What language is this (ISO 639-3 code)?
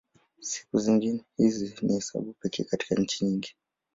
swa